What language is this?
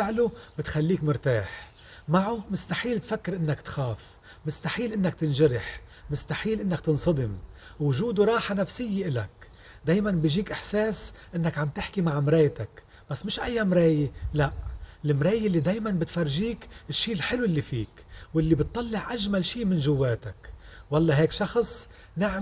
Arabic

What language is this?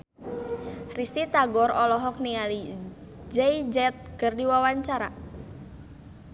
Sundanese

